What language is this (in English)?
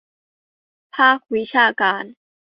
Thai